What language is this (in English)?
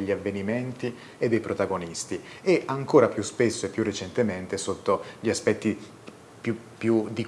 Italian